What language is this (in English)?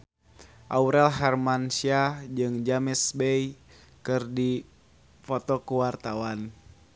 Sundanese